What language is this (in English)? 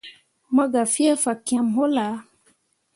Mundang